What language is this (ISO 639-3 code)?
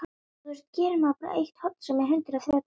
isl